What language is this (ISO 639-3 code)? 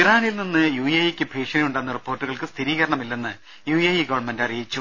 mal